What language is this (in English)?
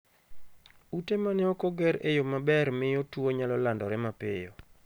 Luo (Kenya and Tanzania)